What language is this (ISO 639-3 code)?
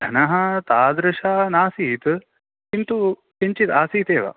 san